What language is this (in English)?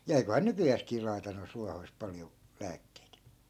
Finnish